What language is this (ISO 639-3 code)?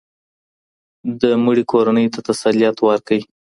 pus